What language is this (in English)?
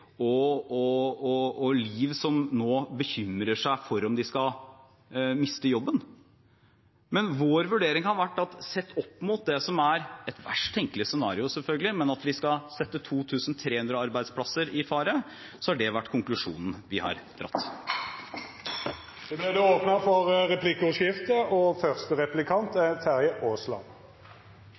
Norwegian